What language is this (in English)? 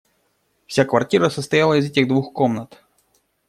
Russian